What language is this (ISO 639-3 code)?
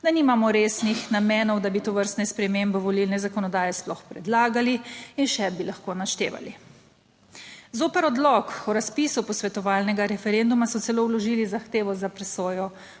slv